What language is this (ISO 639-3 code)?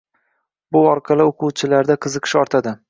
uzb